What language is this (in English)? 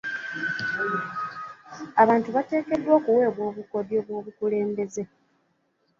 Ganda